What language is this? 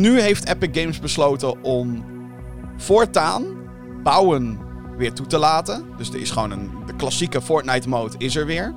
Dutch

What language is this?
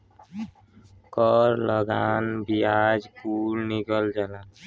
Bhojpuri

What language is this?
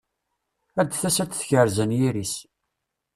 Kabyle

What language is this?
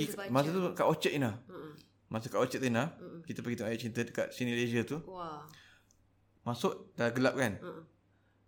Malay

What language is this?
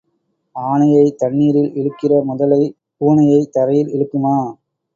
Tamil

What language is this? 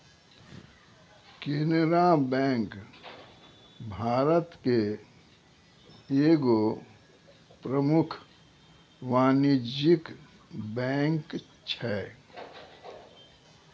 Maithili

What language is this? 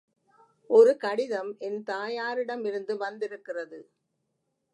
Tamil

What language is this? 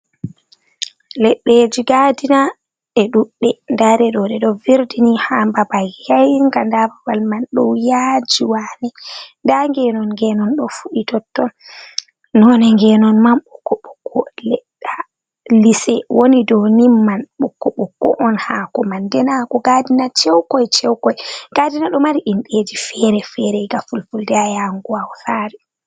Fula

